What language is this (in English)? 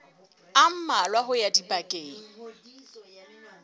Southern Sotho